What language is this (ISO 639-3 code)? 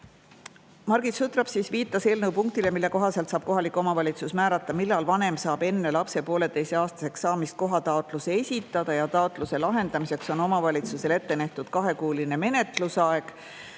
est